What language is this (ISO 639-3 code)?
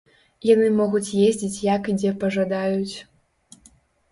bel